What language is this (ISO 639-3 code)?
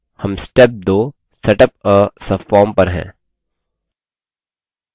hin